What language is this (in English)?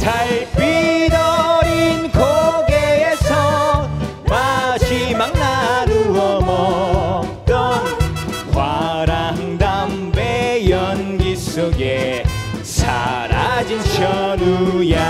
Korean